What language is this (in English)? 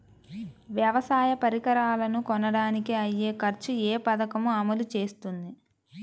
Telugu